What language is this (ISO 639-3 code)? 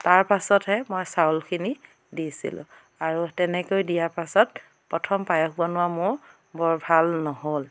asm